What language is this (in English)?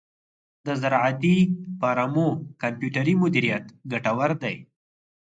Pashto